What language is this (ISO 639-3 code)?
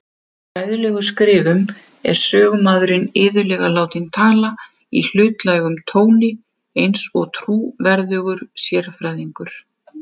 isl